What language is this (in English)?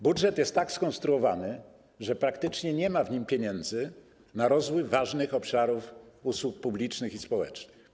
Polish